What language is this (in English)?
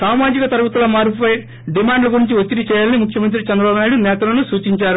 Telugu